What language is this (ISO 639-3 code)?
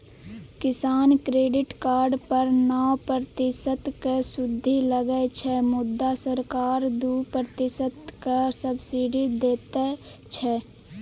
mai